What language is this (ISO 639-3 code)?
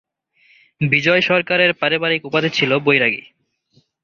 ben